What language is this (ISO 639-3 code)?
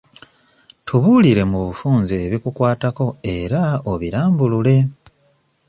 lug